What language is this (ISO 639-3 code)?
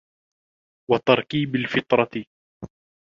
ara